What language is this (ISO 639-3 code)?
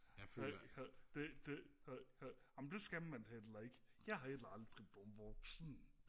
dan